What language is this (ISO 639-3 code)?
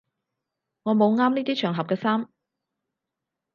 yue